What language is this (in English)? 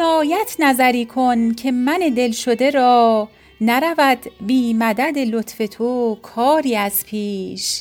Persian